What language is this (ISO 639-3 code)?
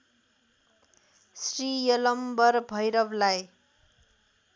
nep